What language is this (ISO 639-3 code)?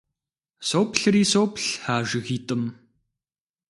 kbd